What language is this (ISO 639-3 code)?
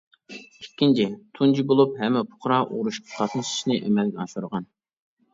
uig